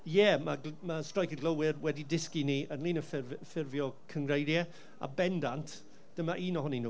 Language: Welsh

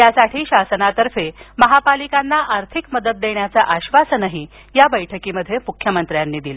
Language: Marathi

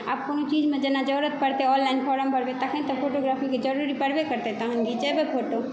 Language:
Maithili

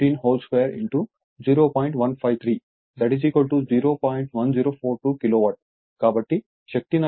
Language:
Telugu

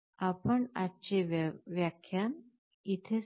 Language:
Marathi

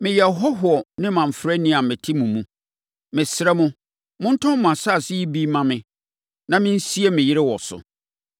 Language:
Akan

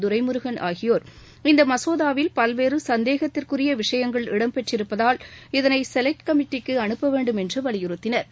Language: Tamil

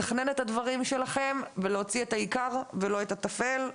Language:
Hebrew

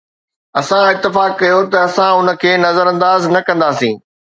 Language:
Sindhi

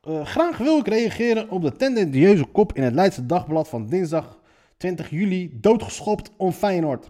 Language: Dutch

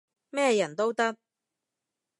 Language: Cantonese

